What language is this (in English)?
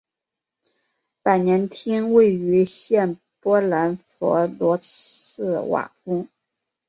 Chinese